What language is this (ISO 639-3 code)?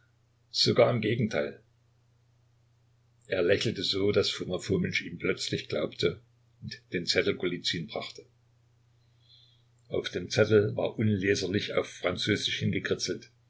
deu